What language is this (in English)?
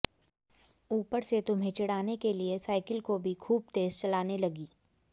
Hindi